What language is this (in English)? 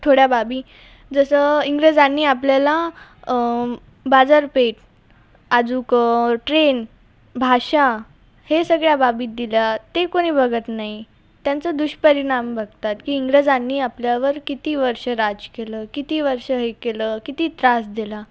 Marathi